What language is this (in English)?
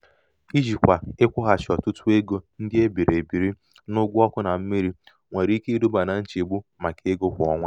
Igbo